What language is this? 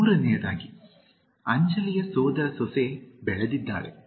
Kannada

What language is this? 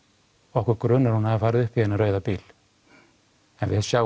Icelandic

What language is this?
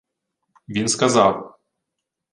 Ukrainian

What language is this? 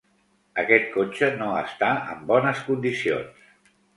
Catalan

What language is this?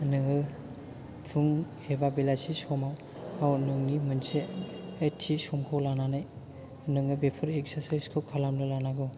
Bodo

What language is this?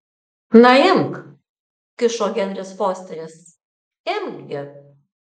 Lithuanian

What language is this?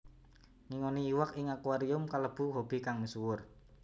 Javanese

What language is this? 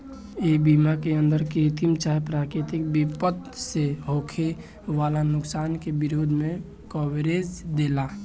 Bhojpuri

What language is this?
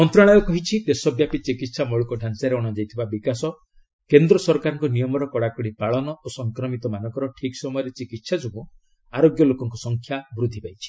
Odia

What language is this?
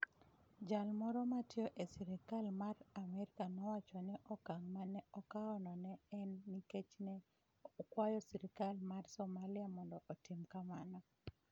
Luo (Kenya and Tanzania)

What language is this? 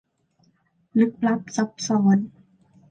Thai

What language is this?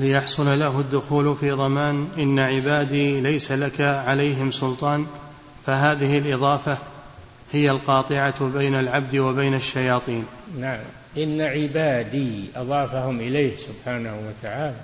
Arabic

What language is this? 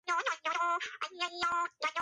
Georgian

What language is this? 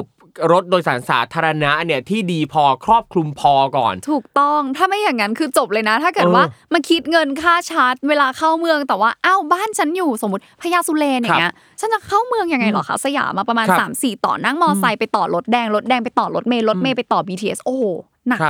Thai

